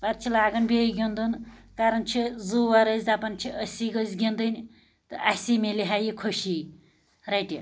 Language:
Kashmiri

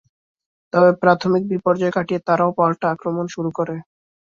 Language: Bangla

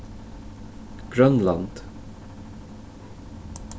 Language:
Faroese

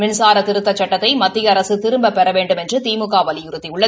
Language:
Tamil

